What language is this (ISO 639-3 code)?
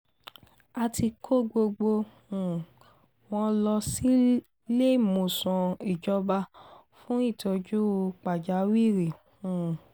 yor